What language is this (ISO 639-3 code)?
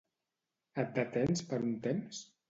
cat